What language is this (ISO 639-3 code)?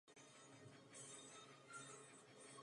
ces